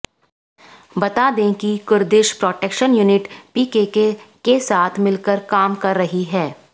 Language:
Hindi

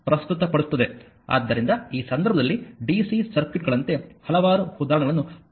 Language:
Kannada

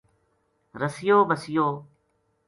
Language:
Gujari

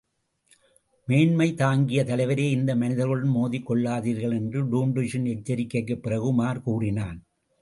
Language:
Tamil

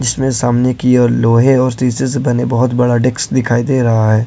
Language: Hindi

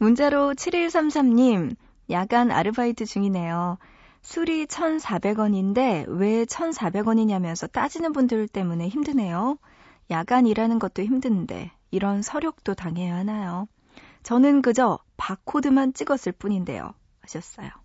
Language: Korean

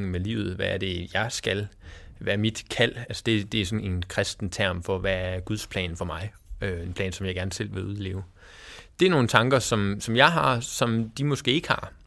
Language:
Danish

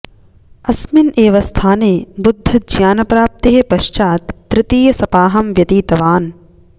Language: Sanskrit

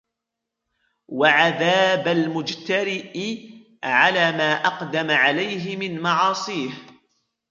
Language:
Arabic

